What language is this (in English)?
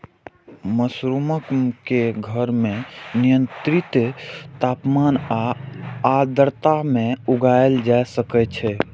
Maithili